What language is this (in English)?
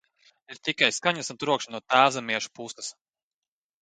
Latvian